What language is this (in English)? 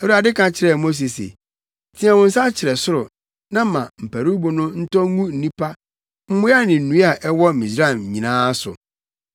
Akan